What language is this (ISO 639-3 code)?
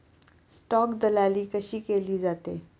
mar